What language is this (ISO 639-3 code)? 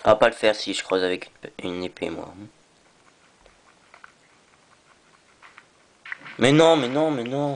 fra